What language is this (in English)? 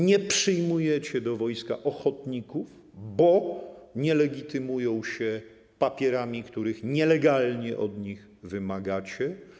Polish